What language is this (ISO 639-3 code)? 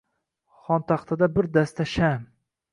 uzb